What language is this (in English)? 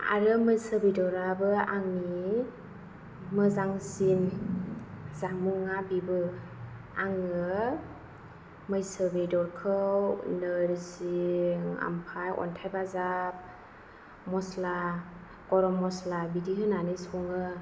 Bodo